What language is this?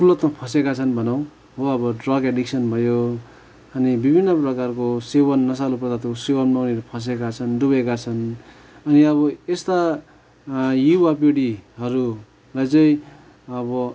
Nepali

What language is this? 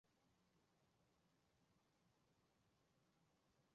Chinese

